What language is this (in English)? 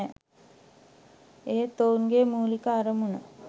Sinhala